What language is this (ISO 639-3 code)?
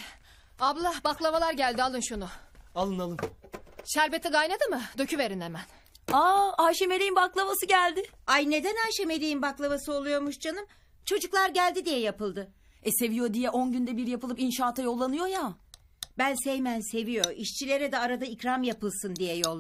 tur